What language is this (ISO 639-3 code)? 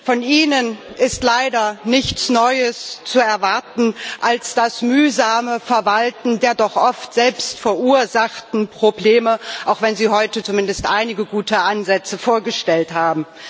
deu